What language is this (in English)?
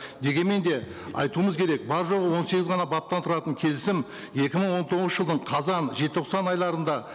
Kazakh